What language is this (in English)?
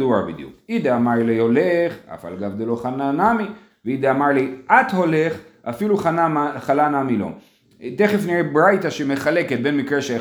Hebrew